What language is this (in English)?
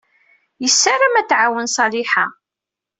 Kabyle